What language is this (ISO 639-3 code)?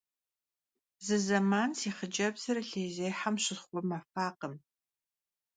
kbd